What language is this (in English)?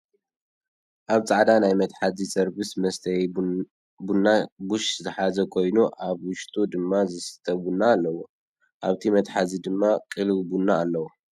Tigrinya